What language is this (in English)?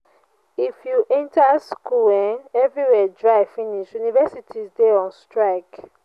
Nigerian Pidgin